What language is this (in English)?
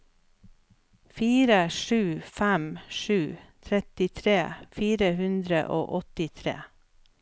Norwegian